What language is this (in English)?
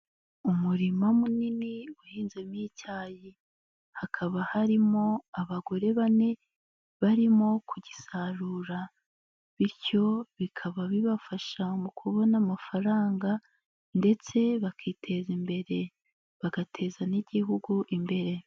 Kinyarwanda